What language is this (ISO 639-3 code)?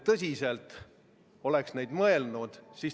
est